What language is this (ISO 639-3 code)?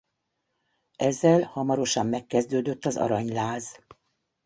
hun